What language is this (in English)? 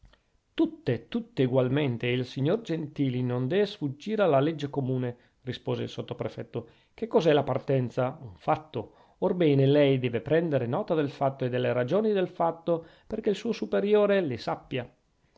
Italian